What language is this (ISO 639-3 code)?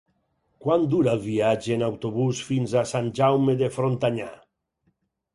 cat